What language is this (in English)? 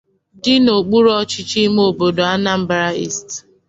Igbo